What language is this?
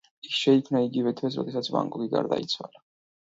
Georgian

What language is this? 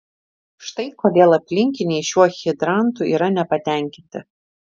Lithuanian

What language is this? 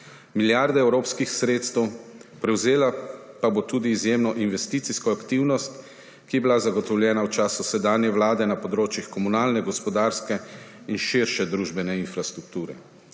Slovenian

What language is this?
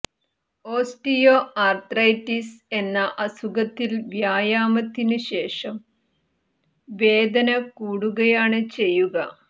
Malayalam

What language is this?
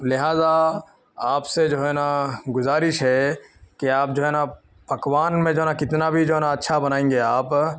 Urdu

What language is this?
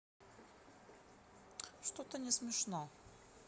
Russian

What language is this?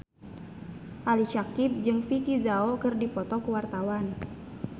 Sundanese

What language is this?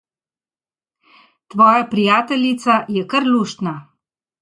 Slovenian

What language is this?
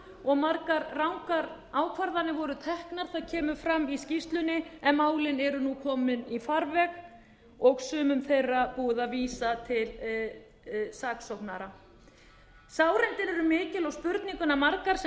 Icelandic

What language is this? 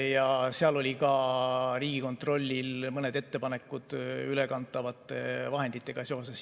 Estonian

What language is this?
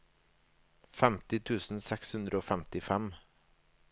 Norwegian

